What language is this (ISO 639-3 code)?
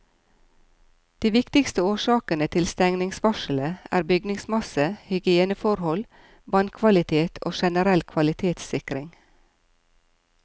nor